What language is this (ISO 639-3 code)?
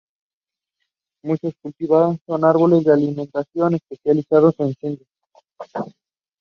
spa